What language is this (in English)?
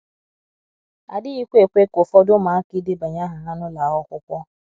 Igbo